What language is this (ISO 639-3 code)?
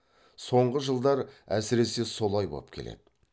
kaz